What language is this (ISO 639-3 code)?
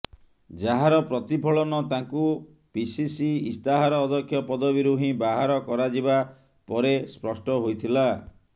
ori